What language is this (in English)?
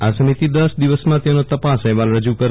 Gujarati